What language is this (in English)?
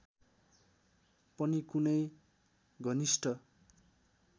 Nepali